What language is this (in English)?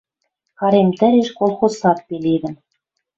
Western Mari